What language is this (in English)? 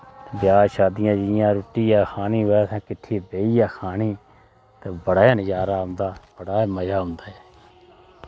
Dogri